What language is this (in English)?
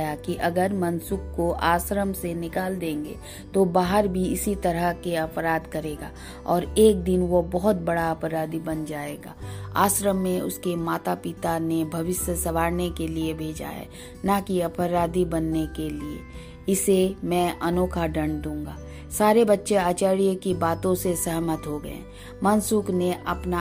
Hindi